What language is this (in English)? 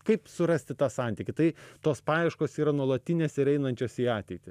Lithuanian